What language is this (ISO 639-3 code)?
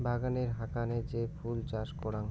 ben